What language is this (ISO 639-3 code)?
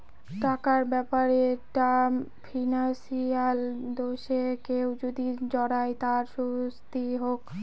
ben